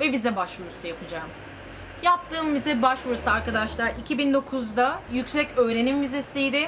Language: Turkish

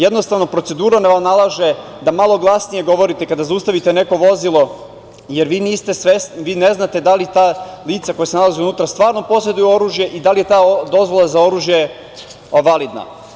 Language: Serbian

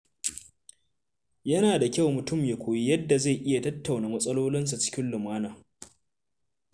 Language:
Hausa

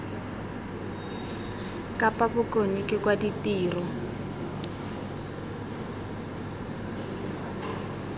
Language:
Tswana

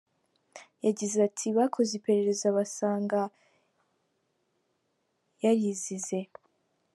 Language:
Kinyarwanda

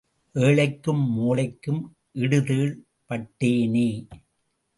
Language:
Tamil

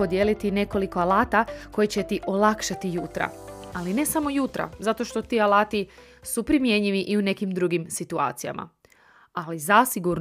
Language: Croatian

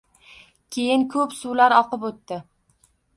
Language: Uzbek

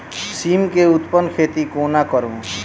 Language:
Maithili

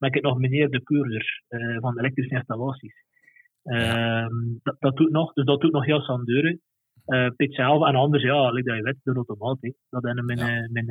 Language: Dutch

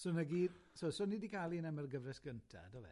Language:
Welsh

